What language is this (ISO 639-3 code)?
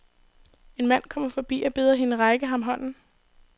dan